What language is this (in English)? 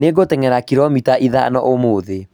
Kikuyu